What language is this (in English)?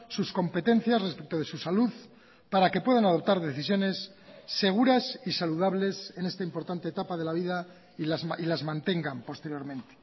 Spanish